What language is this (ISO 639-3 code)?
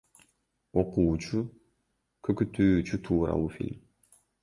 kir